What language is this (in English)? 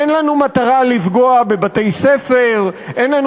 Hebrew